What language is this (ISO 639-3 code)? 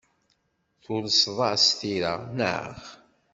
kab